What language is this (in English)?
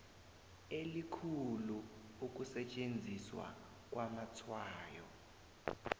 South Ndebele